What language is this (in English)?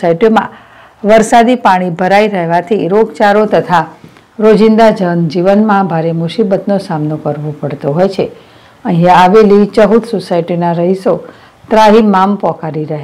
Gujarati